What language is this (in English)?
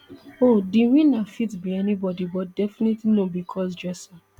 Nigerian Pidgin